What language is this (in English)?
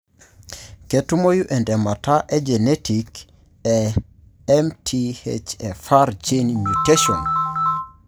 Masai